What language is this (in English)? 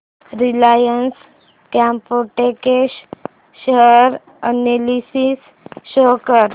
Marathi